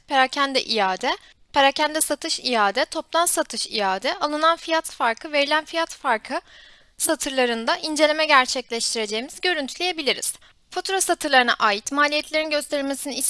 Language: Turkish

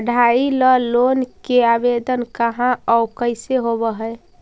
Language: Magahi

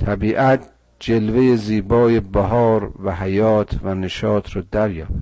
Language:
Persian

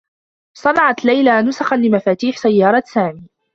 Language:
Arabic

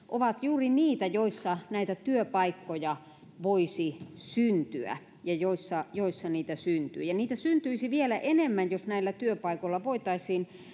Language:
Finnish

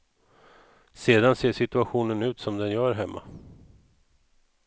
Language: Swedish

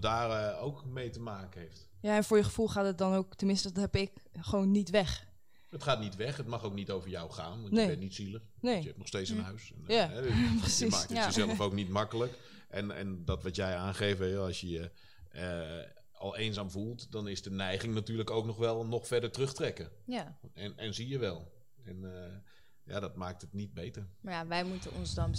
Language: Dutch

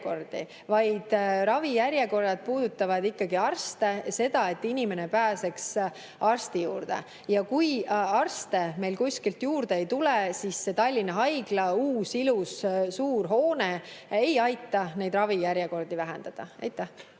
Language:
Estonian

